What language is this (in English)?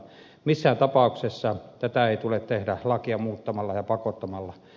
Finnish